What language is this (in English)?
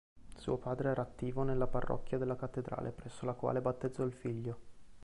Italian